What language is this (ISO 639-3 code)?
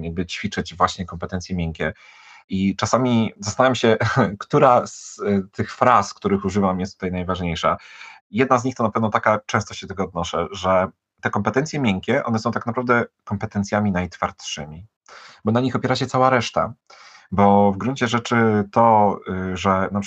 pol